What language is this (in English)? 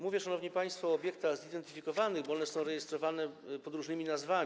Polish